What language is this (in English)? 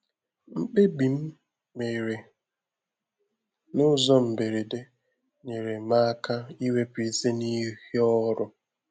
Igbo